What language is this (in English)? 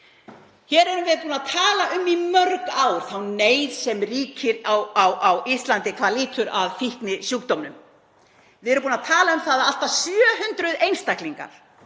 Icelandic